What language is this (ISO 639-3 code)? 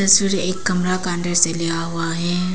hin